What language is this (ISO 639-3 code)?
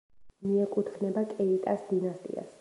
kat